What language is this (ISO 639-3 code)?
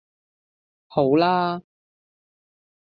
yue